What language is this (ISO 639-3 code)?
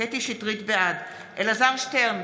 heb